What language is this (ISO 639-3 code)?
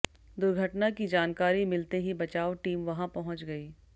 hin